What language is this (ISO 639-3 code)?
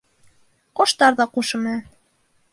bak